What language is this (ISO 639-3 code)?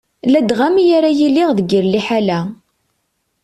kab